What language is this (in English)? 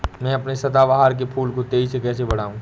Hindi